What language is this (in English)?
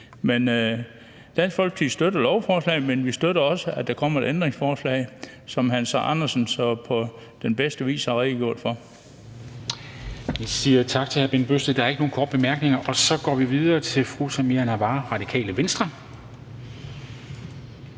Danish